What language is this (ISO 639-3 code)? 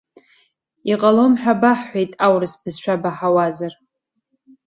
abk